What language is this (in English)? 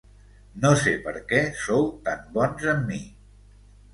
Catalan